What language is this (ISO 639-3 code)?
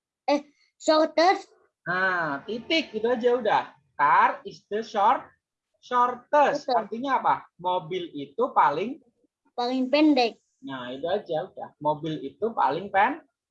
ind